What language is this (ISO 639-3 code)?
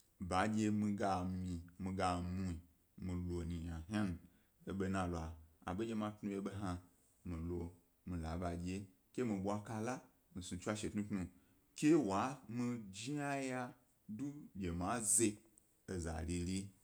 gby